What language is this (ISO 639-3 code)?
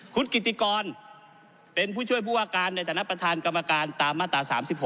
tha